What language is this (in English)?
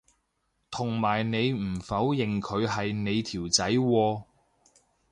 Cantonese